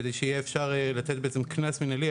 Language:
Hebrew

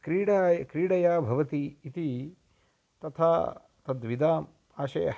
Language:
Sanskrit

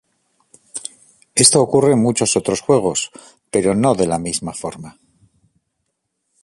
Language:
Spanish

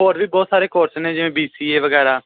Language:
Punjabi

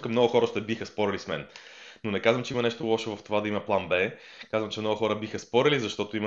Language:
Bulgarian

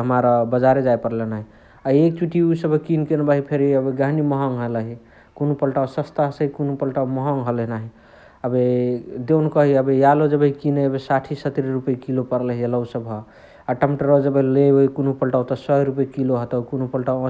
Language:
Chitwania Tharu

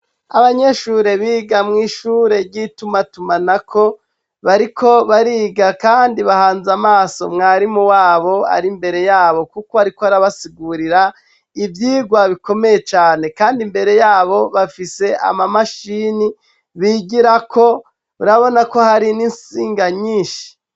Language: Rundi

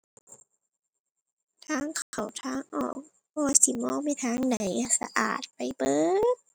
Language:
Thai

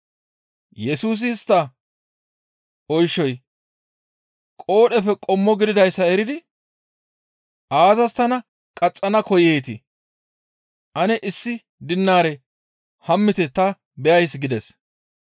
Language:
Gamo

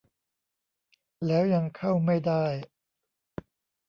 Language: Thai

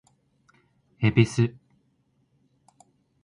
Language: Japanese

